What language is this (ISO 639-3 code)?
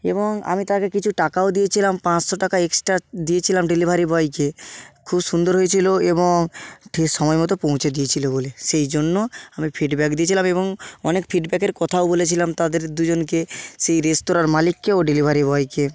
ben